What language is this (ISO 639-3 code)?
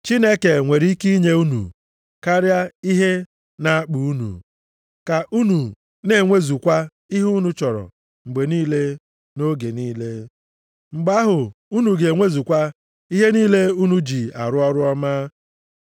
ibo